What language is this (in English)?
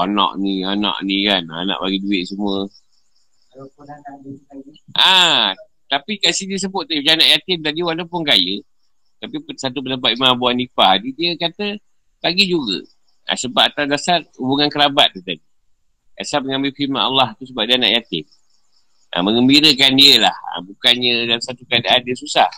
Malay